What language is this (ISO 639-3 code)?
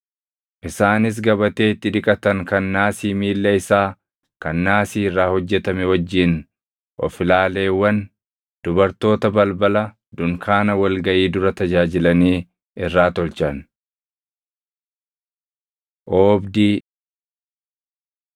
orm